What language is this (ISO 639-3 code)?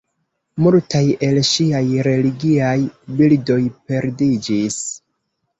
epo